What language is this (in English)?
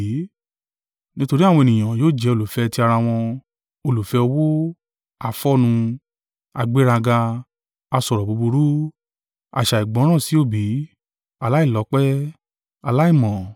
Yoruba